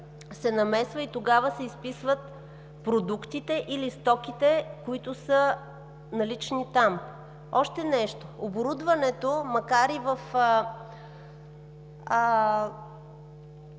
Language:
Bulgarian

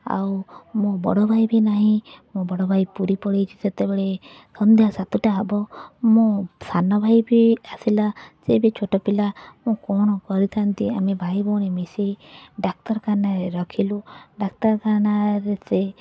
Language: Odia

